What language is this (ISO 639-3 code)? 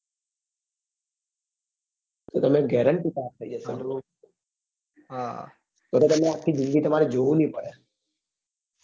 guj